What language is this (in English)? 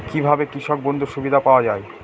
Bangla